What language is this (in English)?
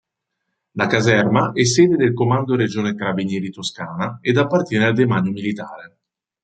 Italian